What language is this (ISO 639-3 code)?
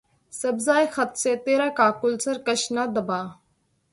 urd